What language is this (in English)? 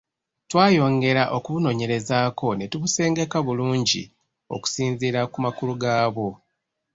Ganda